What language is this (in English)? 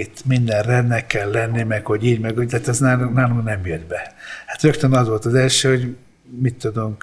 Hungarian